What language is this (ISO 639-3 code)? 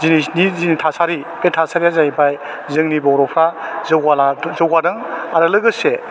brx